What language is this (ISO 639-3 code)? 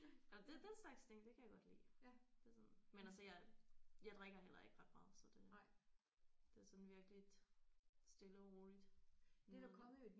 dan